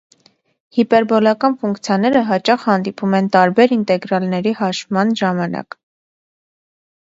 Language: Armenian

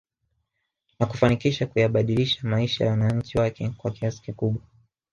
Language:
Swahili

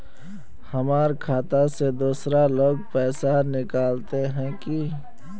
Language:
Magahi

